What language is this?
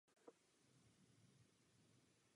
Czech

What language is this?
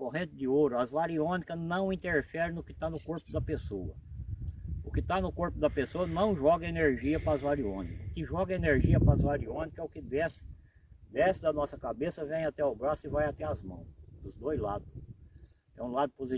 Portuguese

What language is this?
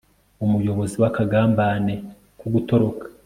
Kinyarwanda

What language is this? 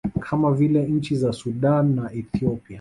Swahili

